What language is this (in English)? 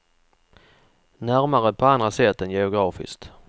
Swedish